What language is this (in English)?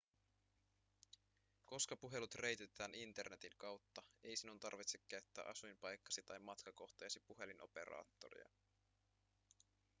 Finnish